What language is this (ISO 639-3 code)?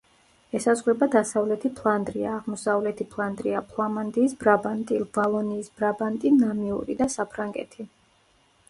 kat